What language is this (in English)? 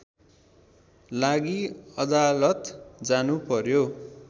Nepali